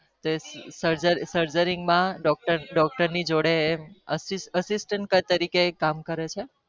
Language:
Gujarati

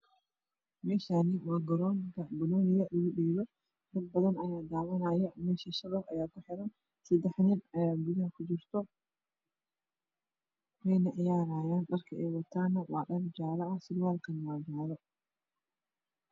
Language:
Somali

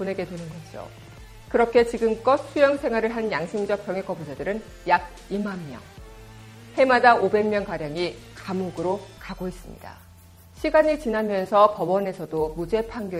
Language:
Korean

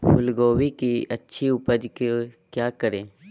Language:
Magahi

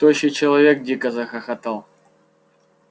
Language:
Russian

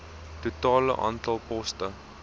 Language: Afrikaans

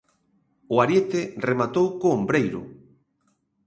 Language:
Galician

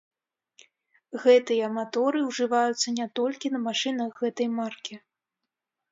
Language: Belarusian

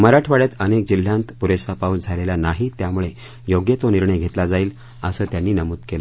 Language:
Marathi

